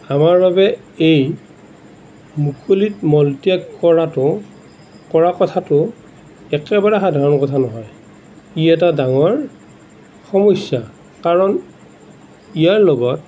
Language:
Assamese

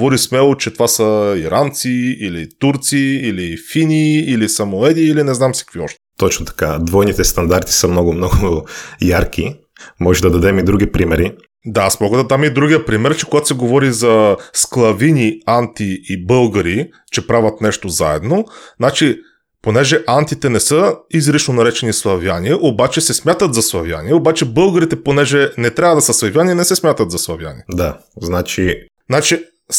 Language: Bulgarian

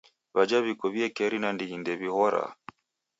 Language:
Taita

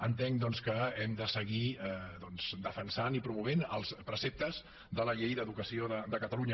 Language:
Catalan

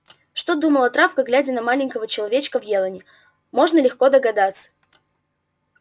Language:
Russian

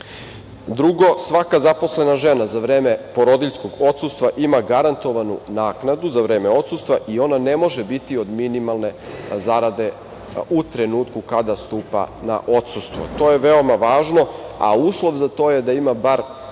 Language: Serbian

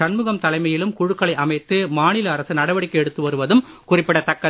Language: Tamil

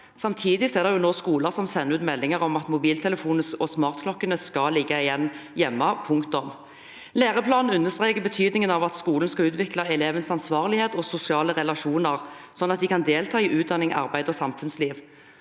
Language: Norwegian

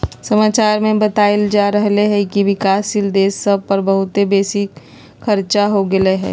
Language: Magahi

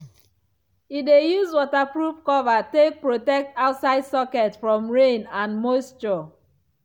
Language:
Nigerian Pidgin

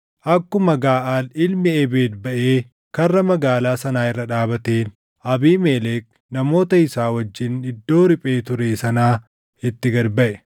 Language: Oromo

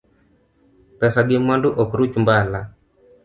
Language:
Luo (Kenya and Tanzania)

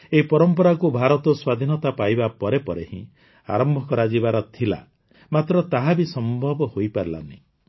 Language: Odia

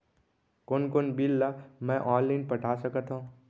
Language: Chhattisgarhi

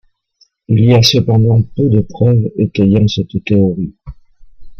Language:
French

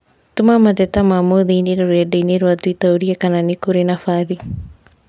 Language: Kikuyu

